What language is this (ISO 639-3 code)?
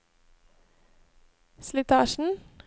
nor